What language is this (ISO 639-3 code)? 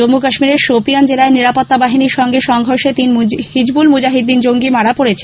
ben